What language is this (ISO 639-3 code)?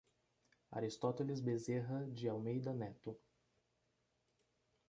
por